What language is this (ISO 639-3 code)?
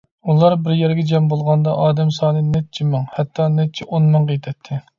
uig